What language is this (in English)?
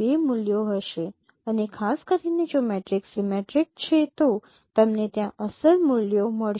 Gujarati